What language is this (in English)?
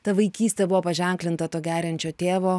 Lithuanian